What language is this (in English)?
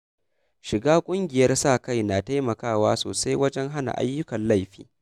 Hausa